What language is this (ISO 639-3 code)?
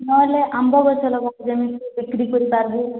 ori